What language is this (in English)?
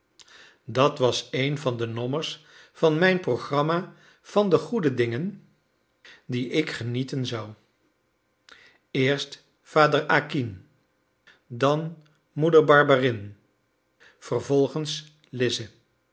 Dutch